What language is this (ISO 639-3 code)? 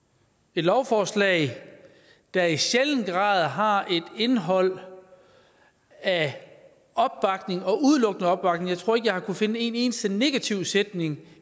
dan